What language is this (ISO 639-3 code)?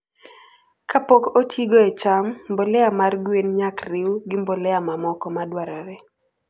luo